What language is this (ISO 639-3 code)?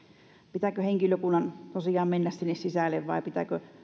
fin